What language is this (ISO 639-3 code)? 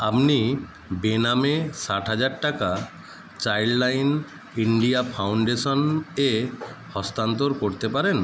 ben